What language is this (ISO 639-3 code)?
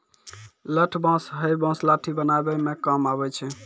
mai